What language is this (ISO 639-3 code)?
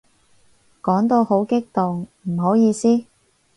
yue